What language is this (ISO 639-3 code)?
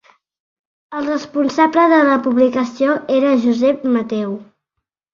cat